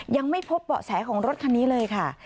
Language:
Thai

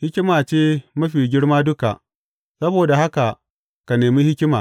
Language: Hausa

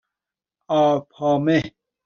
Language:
Persian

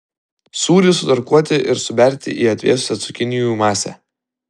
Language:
Lithuanian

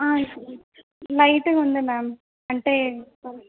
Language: Telugu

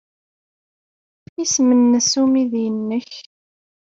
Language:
Kabyle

